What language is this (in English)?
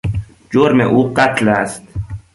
Persian